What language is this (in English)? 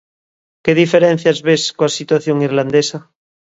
Galician